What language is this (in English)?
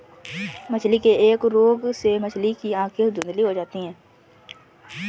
Hindi